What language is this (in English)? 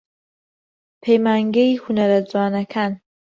Central Kurdish